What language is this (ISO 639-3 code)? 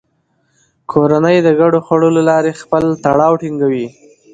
pus